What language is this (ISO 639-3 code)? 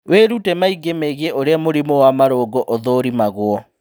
kik